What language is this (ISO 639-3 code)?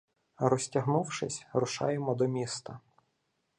ukr